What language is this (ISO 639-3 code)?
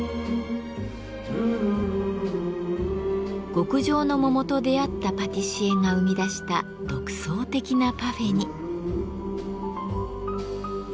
jpn